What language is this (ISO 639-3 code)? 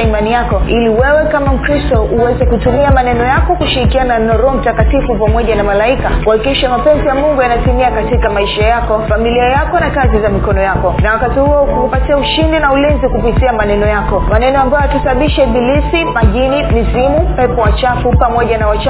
swa